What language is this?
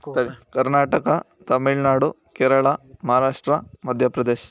Kannada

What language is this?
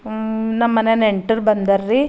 Kannada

